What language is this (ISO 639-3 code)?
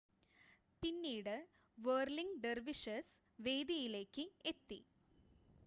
mal